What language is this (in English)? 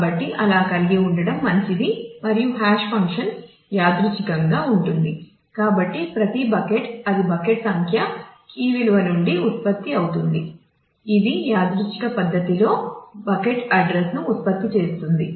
Telugu